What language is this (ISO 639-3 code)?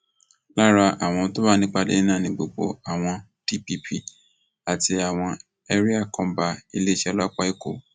yor